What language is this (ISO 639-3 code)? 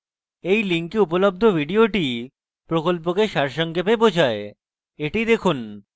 ben